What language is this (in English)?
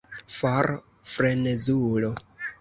Esperanto